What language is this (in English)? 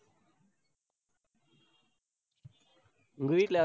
Tamil